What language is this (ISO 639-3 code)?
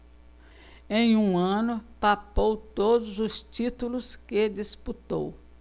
por